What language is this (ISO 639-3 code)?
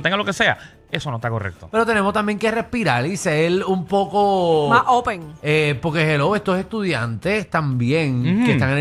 spa